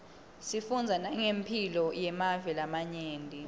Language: Swati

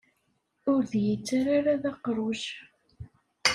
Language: Kabyle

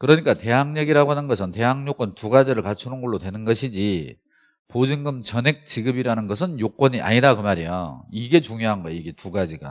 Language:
Korean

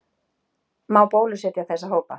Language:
Icelandic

